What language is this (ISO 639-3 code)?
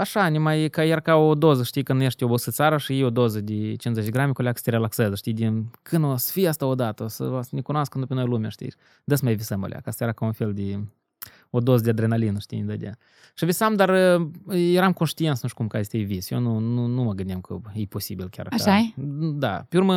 ron